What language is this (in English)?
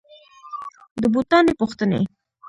Pashto